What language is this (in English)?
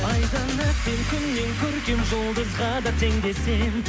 Kazakh